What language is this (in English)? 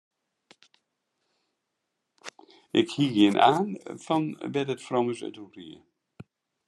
Western Frisian